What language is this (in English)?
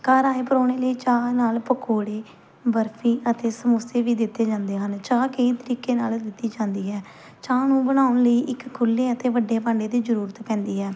Punjabi